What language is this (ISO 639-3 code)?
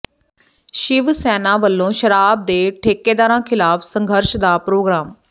pan